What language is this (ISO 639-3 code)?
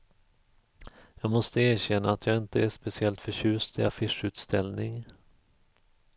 swe